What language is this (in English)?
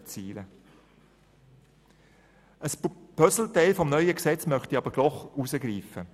Swiss German